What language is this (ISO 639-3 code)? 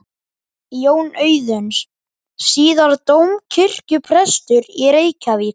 isl